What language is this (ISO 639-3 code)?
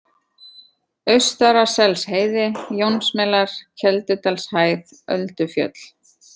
isl